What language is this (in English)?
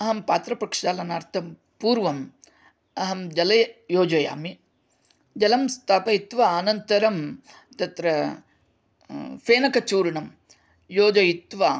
Sanskrit